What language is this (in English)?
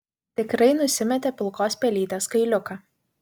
Lithuanian